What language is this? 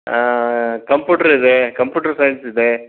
Kannada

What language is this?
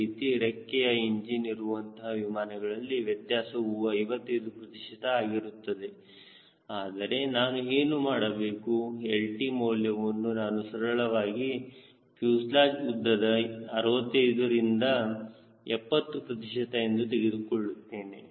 Kannada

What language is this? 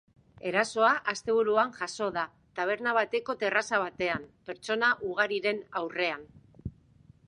Basque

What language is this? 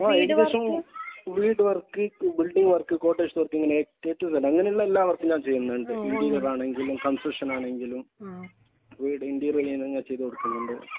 Malayalam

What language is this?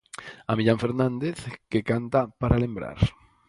Galician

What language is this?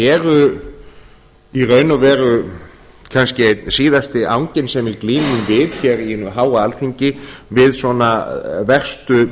Icelandic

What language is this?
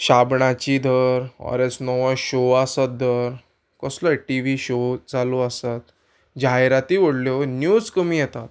Konkani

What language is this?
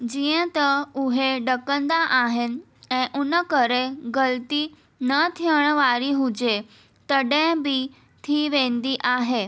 Sindhi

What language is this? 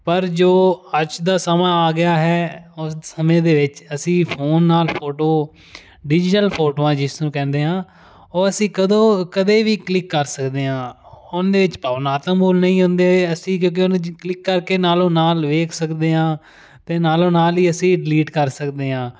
Punjabi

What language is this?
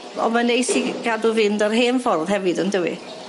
Welsh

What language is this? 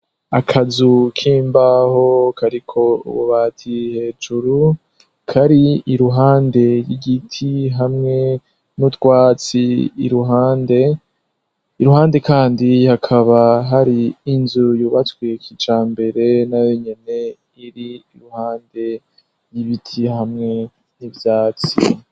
Rundi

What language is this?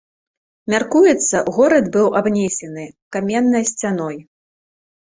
Belarusian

